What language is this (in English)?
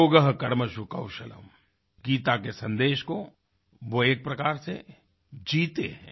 Hindi